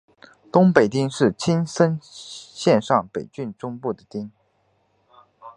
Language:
Chinese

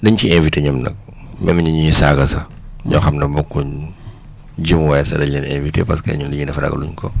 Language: Wolof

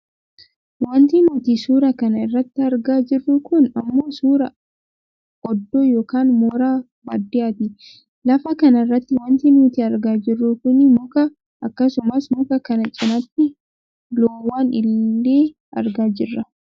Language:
Oromo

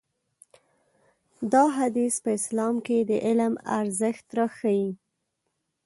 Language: Pashto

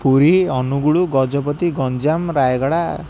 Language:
Odia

